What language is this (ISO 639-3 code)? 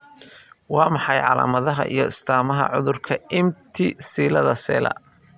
som